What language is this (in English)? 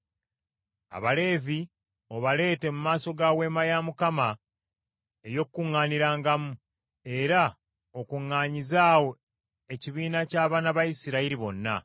Ganda